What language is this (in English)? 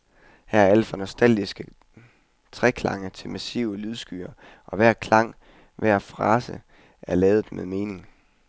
Danish